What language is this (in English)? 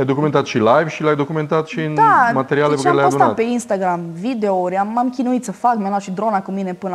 Romanian